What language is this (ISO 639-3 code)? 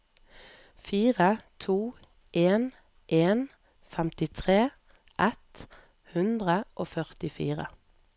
nor